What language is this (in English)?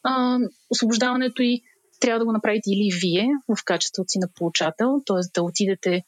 Bulgarian